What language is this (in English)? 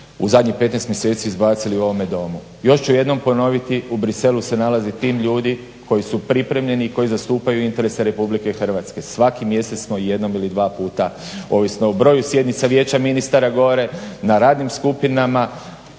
Croatian